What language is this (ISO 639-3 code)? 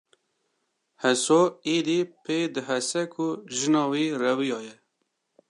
kur